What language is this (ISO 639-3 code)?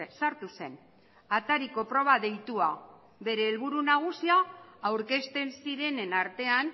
eus